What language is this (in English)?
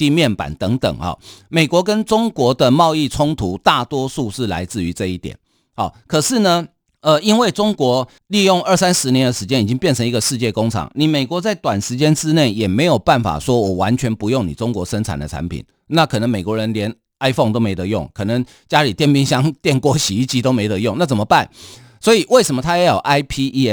Chinese